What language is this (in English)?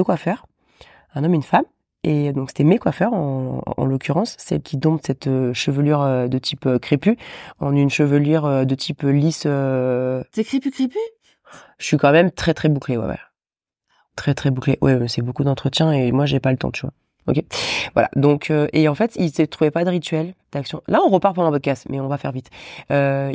French